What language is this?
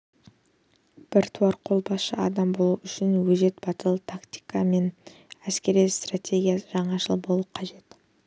Kazakh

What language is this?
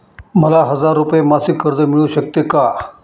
Marathi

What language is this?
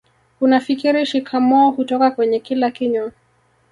Swahili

